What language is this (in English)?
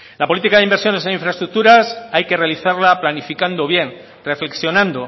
Spanish